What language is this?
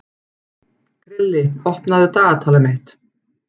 Icelandic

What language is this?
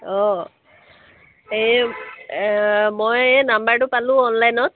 Assamese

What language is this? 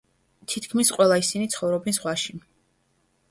Georgian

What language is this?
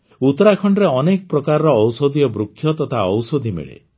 Odia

